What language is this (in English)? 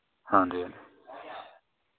Dogri